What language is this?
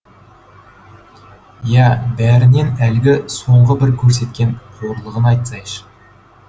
Kazakh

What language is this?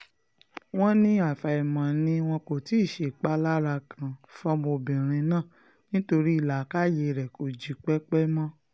Yoruba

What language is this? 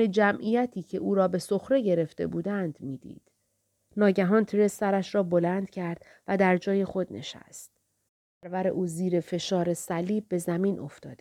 Persian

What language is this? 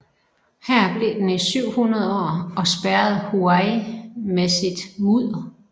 Danish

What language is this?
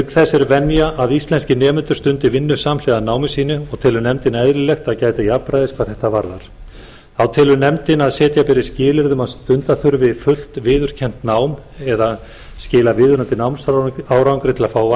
Icelandic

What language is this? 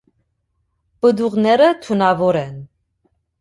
Armenian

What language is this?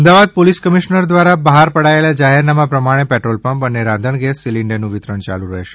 Gujarati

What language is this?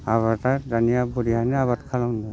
Bodo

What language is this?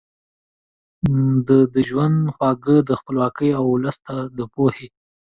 Pashto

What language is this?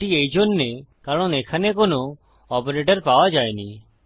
Bangla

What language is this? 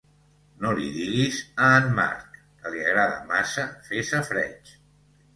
Catalan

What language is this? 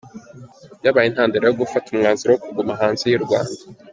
Kinyarwanda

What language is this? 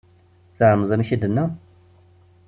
Kabyle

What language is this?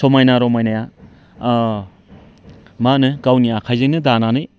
Bodo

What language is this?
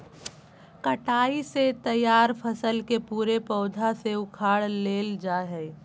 Magahi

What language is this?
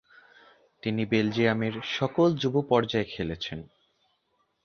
Bangla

